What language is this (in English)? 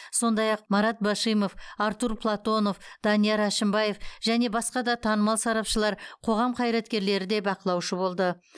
Kazakh